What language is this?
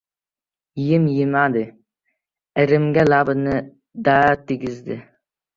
Uzbek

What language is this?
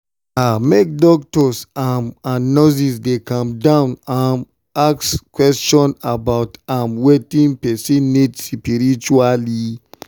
Nigerian Pidgin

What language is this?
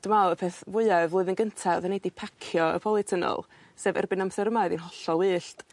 Welsh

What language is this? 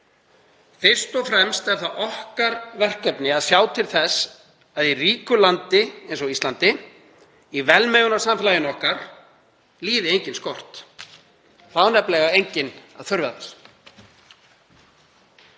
Icelandic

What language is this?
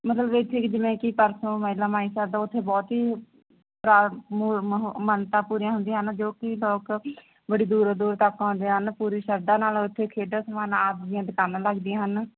Punjabi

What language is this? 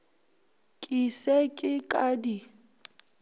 Northern Sotho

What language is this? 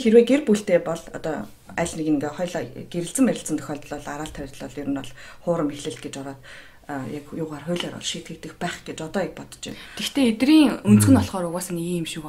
Korean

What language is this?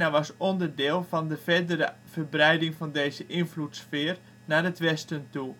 Dutch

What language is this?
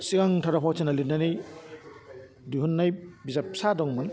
Bodo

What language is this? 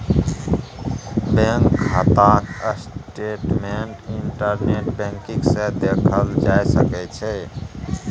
Maithili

